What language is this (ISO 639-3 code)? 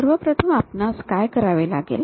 mar